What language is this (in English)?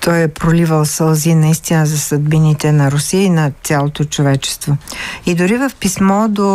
Bulgarian